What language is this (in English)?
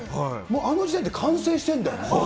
Japanese